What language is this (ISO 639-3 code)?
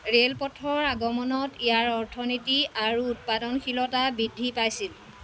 asm